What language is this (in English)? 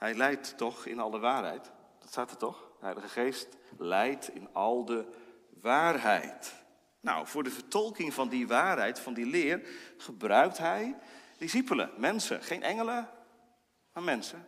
Dutch